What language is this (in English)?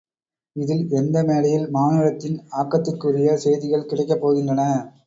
Tamil